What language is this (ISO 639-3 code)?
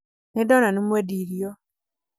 kik